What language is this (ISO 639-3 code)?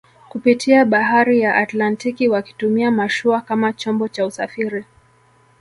swa